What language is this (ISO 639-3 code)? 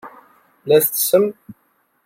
kab